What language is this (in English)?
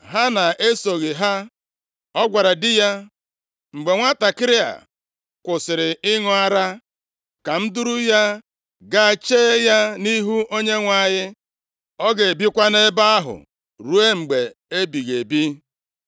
Igbo